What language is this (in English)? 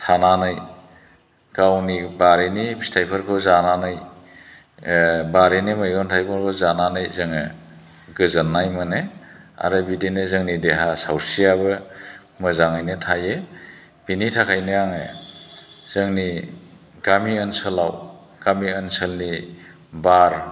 Bodo